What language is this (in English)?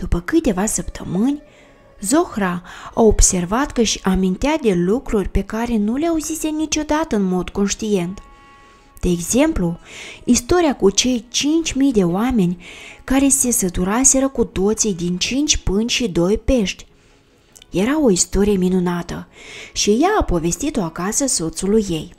Romanian